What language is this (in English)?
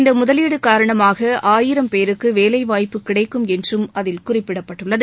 Tamil